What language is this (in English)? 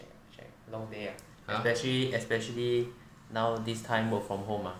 English